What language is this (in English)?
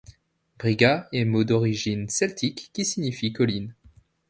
French